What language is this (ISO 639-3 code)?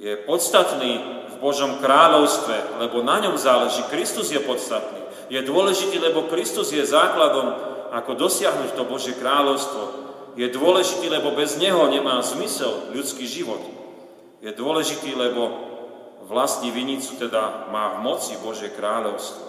slk